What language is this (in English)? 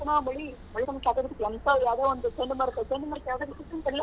Kannada